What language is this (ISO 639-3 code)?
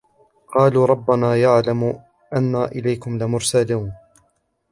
ara